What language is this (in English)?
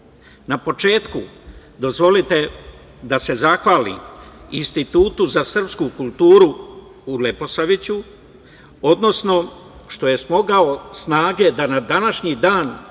Serbian